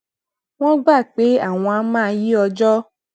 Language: Yoruba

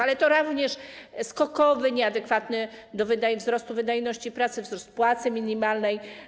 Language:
Polish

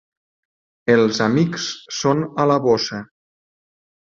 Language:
Catalan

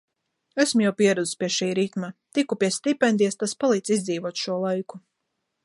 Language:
Latvian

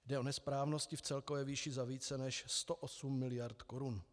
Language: Czech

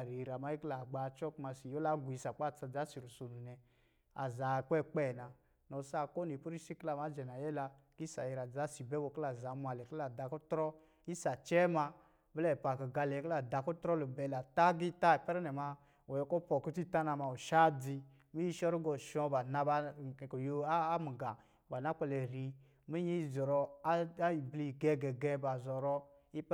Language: Lijili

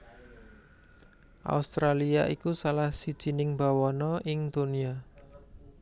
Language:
Javanese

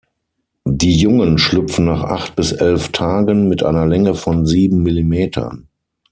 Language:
German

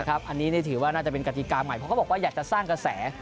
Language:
Thai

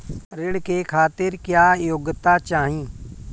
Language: Bhojpuri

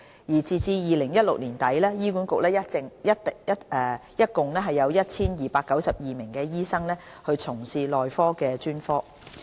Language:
Cantonese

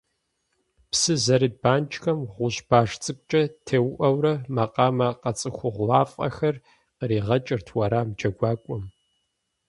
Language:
Kabardian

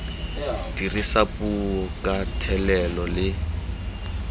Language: Tswana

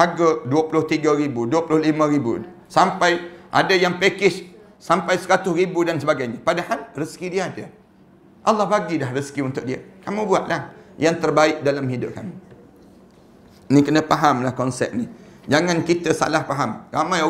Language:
Malay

